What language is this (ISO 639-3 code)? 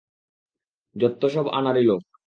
ben